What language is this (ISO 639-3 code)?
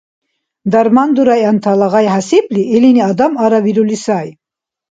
dar